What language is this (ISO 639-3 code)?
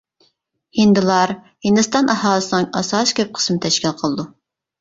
uig